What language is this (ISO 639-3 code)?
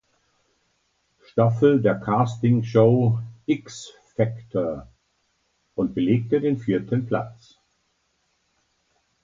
deu